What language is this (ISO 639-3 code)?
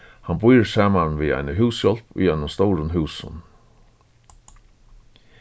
fao